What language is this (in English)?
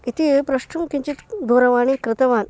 Sanskrit